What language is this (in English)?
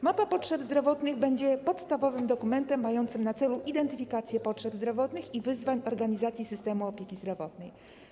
Polish